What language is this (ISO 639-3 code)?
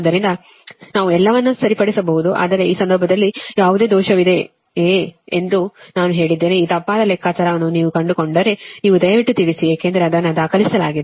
kan